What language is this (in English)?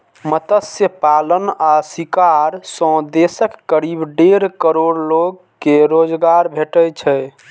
Maithili